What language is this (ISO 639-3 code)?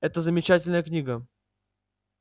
rus